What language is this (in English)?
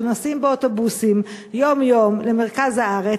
Hebrew